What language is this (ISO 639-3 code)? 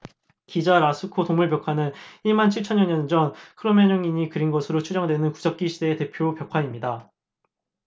kor